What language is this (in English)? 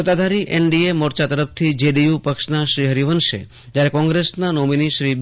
Gujarati